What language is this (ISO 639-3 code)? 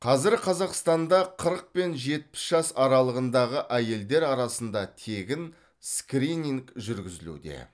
kaz